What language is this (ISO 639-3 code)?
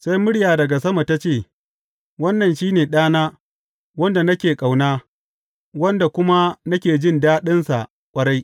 hau